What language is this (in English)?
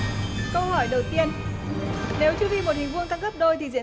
Vietnamese